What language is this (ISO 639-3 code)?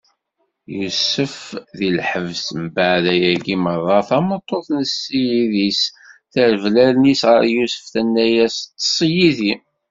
kab